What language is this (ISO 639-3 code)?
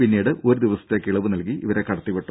mal